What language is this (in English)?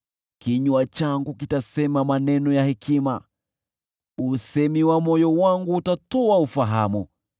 Swahili